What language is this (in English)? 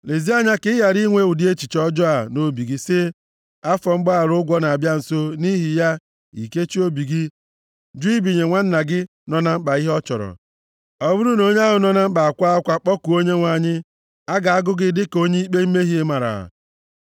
Igbo